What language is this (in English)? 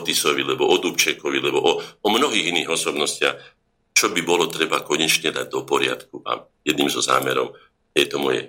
Slovak